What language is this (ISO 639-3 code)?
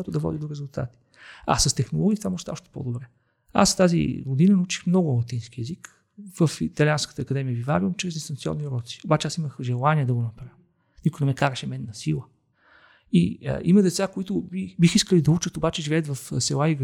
bul